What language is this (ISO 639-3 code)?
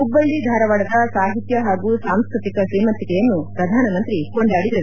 kan